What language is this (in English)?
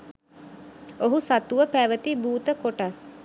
Sinhala